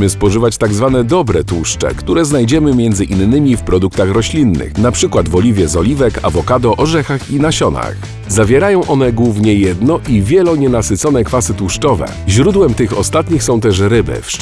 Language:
Polish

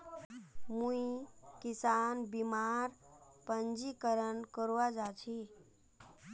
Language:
Magahi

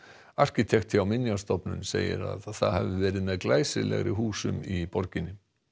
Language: Icelandic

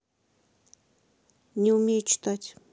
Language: Russian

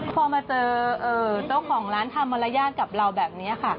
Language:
Thai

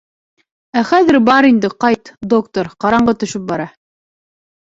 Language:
Bashkir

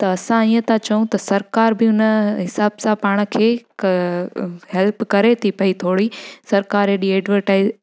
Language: Sindhi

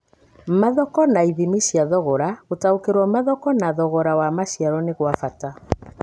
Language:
Kikuyu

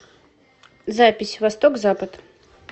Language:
Russian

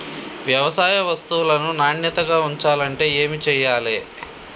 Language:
Telugu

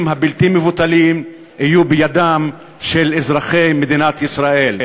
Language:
Hebrew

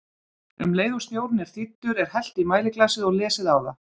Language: Icelandic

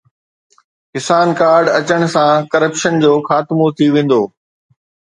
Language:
Sindhi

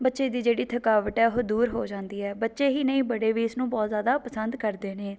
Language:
Punjabi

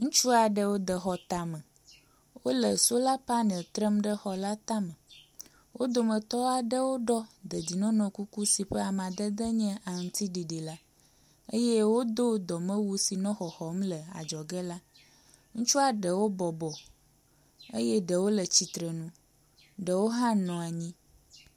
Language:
Ewe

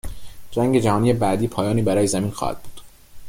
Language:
Persian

